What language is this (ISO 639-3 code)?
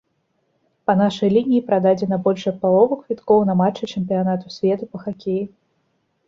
bel